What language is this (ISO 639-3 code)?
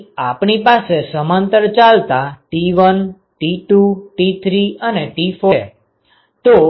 guj